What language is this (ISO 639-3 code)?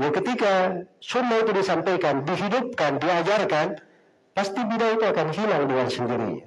ind